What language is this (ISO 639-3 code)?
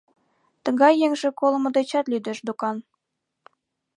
chm